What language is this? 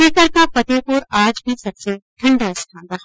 Hindi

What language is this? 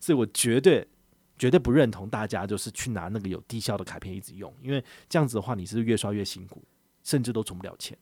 Chinese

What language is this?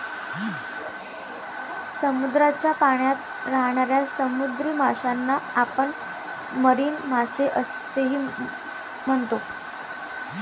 Marathi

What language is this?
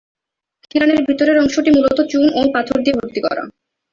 Bangla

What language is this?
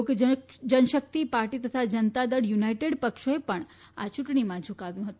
Gujarati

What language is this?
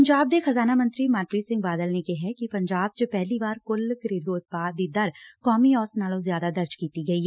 Punjabi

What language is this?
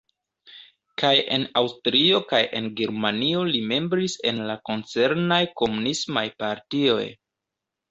Esperanto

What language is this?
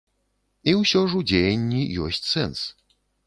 Belarusian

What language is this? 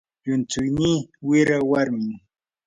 Yanahuanca Pasco Quechua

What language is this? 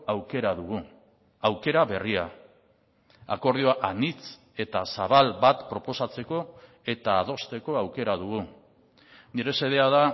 Basque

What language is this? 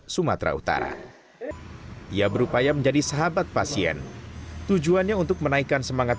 Indonesian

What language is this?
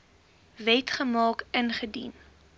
Afrikaans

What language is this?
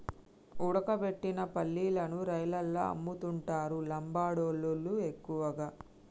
Telugu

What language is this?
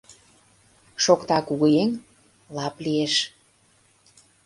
Mari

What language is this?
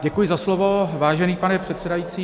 Czech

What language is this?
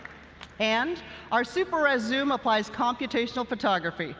English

